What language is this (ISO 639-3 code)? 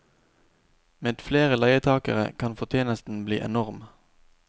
nor